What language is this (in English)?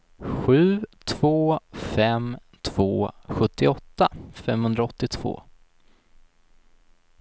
Swedish